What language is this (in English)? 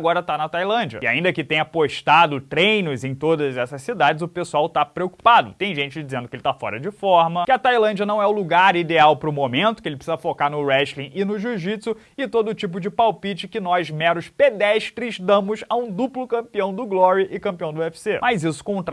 Portuguese